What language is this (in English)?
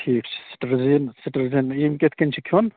Kashmiri